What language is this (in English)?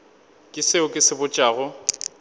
Northern Sotho